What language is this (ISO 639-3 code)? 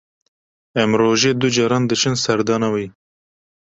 kur